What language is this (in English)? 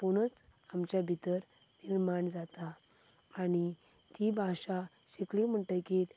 Konkani